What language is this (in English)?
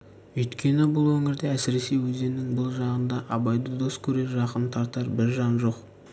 Kazakh